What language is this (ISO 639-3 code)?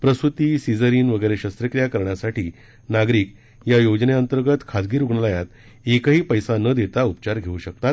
mar